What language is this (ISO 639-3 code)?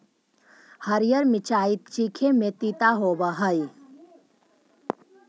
mag